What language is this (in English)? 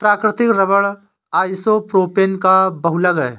Hindi